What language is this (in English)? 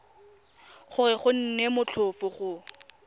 Tswana